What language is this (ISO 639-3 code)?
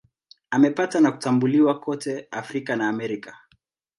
swa